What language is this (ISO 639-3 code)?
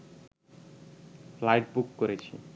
ben